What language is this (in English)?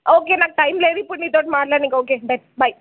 Telugu